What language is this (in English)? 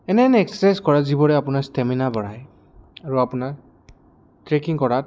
Assamese